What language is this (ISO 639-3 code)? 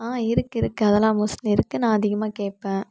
tam